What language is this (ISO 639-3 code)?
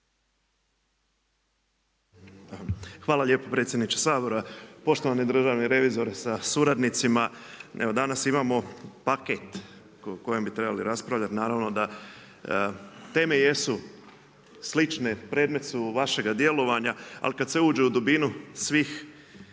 hrv